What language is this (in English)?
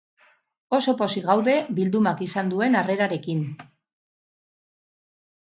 Basque